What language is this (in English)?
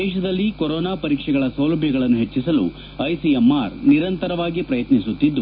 Kannada